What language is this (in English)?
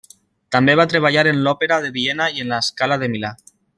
Catalan